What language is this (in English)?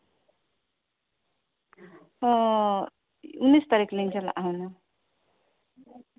Santali